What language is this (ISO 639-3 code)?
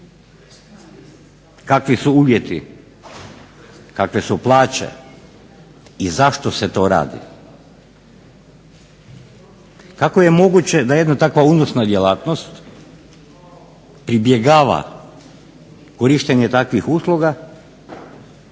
hrv